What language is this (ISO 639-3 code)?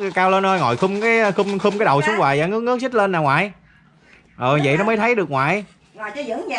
vie